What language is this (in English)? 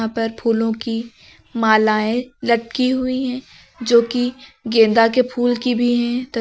Hindi